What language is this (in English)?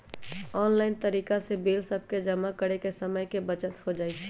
Magahi